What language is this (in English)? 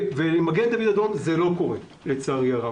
Hebrew